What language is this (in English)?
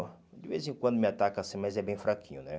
Portuguese